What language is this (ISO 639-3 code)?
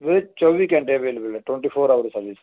pan